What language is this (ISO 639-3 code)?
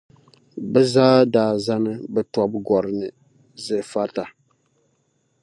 dag